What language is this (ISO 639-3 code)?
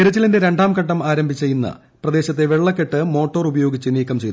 mal